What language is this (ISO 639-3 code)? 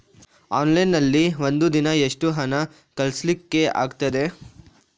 kan